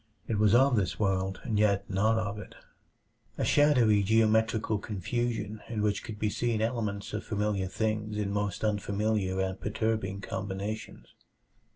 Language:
English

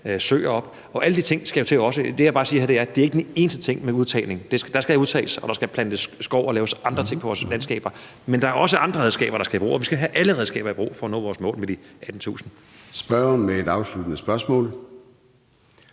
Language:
Danish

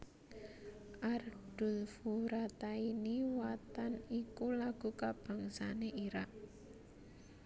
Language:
Javanese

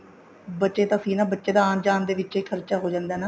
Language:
Punjabi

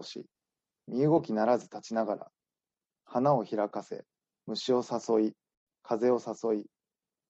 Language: Japanese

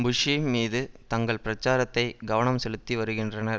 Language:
Tamil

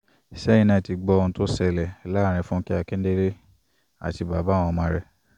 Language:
Yoruba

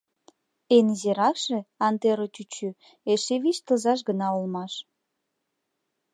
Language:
Mari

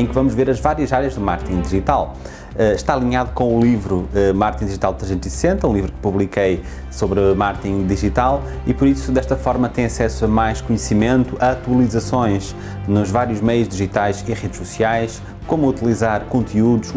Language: Portuguese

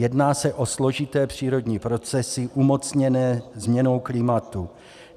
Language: Czech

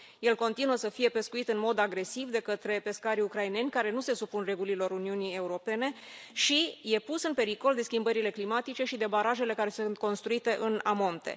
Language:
Romanian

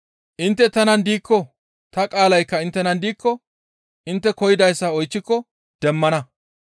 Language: Gamo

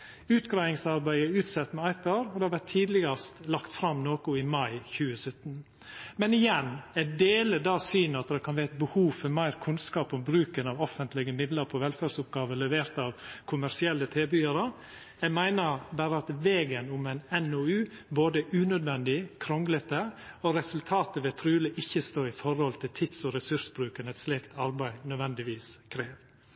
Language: Norwegian Nynorsk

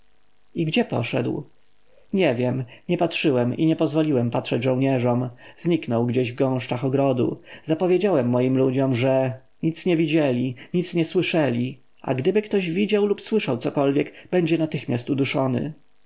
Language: Polish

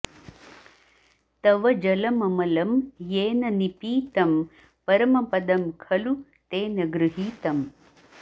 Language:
Sanskrit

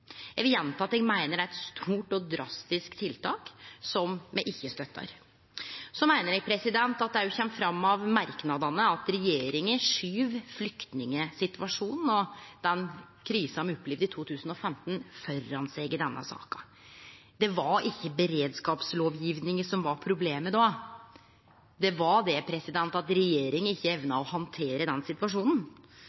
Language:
Norwegian Nynorsk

